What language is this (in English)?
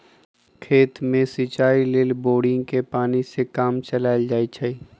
Magahi